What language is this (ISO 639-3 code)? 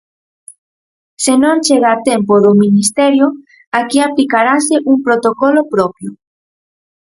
glg